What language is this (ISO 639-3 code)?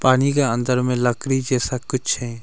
hin